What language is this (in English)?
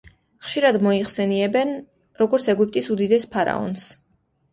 Georgian